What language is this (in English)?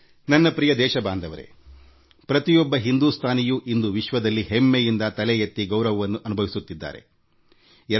Kannada